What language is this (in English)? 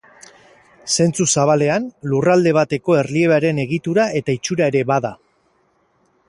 Basque